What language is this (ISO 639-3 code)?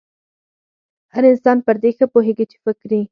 pus